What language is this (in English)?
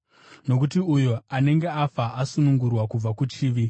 Shona